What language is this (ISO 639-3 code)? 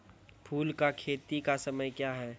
mai